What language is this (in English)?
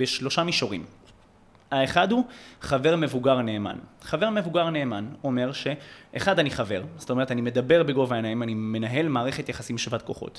Hebrew